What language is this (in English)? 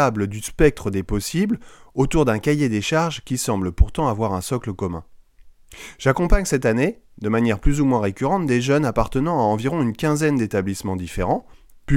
French